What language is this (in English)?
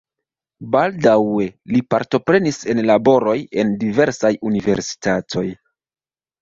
Esperanto